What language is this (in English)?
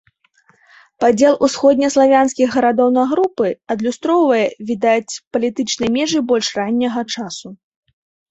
Belarusian